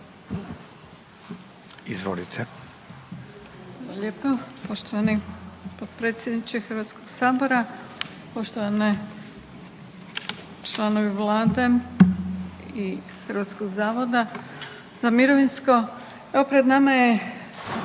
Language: Croatian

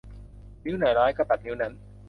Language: Thai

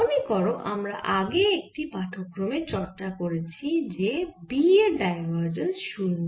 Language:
Bangla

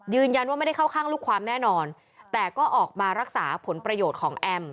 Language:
Thai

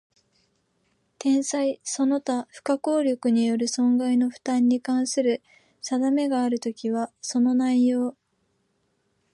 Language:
Japanese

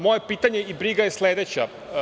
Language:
Serbian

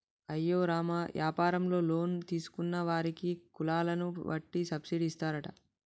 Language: Telugu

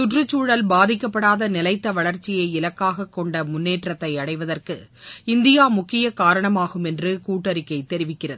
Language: Tamil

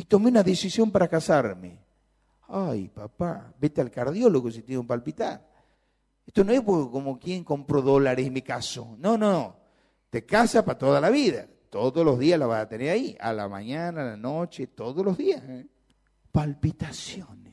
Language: Spanish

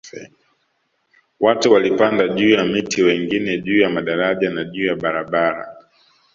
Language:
Swahili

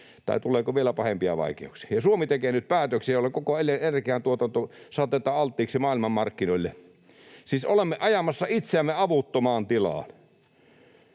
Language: Finnish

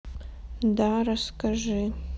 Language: Russian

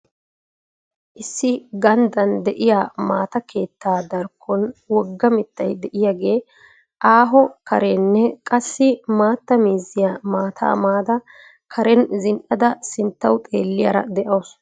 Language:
Wolaytta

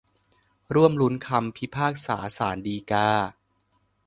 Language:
Thai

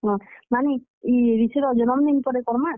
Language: Odia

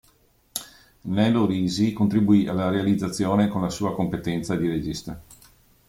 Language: Italian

